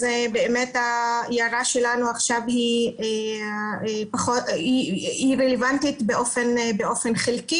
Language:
Hebrew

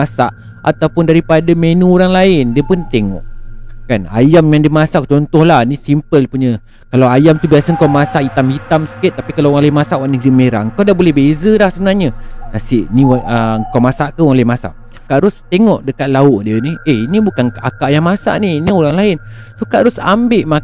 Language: Malay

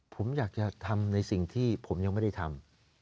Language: Thai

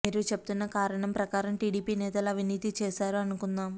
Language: Telugu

